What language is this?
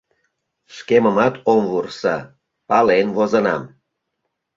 Mari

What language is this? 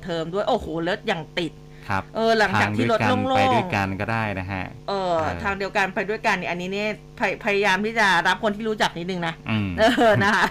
Thai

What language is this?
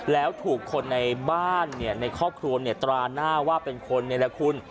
Thai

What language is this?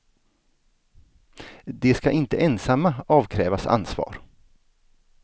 Swedish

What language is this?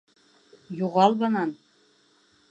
Bashkir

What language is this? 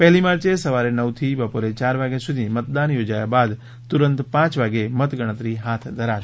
Gujarati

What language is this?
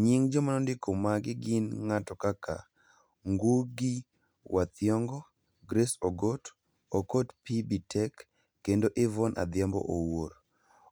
Luo (Kenya and Tanzania)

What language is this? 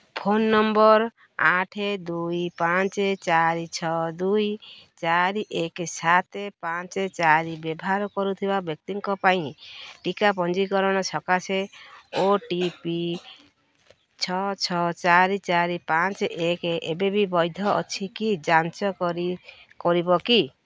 Odia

